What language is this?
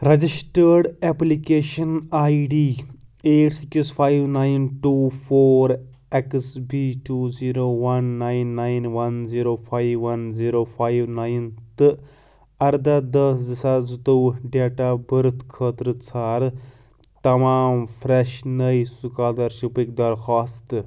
Kashmiri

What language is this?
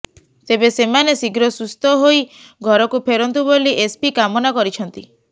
Odia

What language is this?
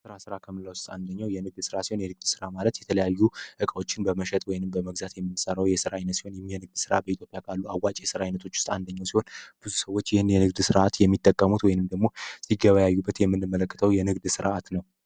Amharic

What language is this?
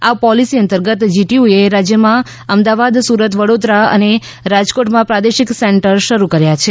Gujarati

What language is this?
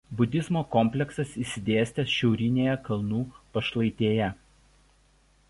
Lithuanian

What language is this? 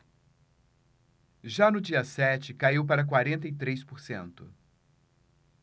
Portuguese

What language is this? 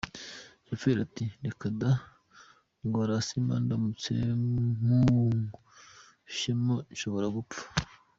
Kinyarwanda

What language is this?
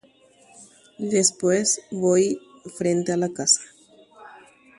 Guarani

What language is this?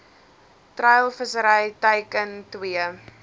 Afrikaans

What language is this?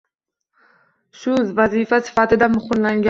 Uzbek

